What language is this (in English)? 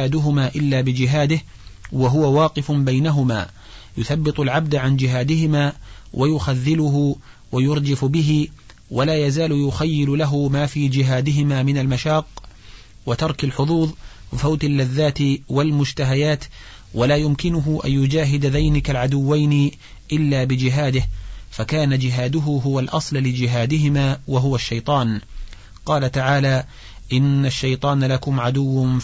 Arabic